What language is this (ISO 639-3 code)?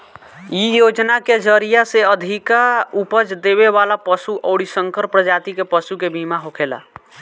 bho